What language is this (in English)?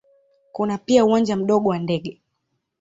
Swahili